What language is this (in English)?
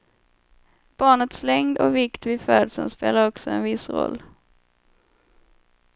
Swedish